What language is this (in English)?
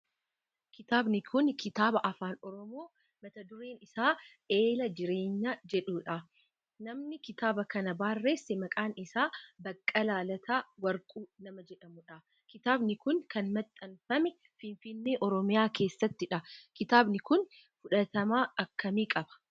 Oromo